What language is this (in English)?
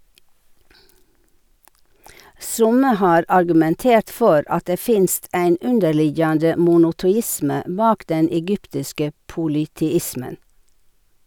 Norwegian